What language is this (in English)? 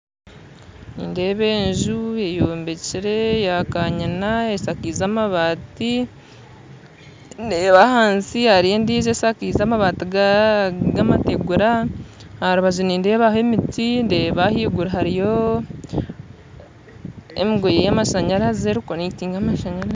Nyankole